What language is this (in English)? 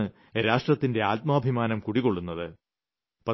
Malayalam